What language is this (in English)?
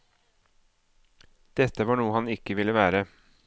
Norwegian